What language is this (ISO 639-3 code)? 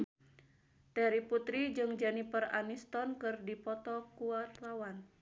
sun